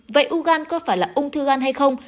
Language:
Vietnamese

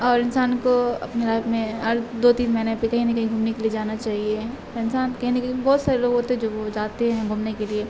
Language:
Urdu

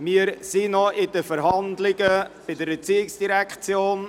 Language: Swiss German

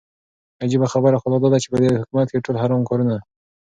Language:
Pashto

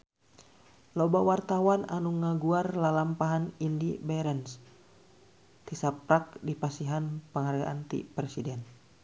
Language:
Sundanese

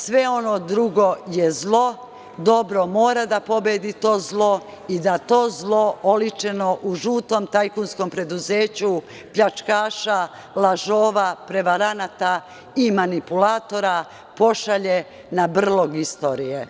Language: Serbian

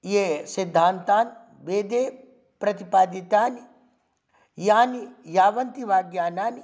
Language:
Sanskrit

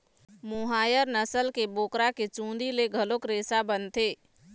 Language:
Chhattisgarhi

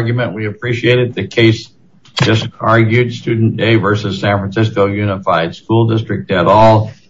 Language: English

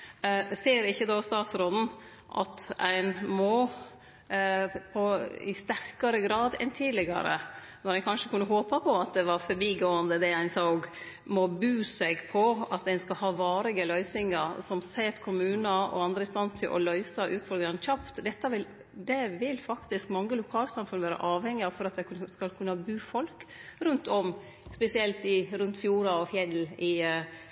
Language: Norwegian Nynorsk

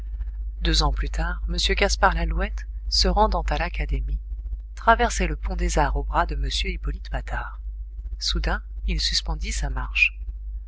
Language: French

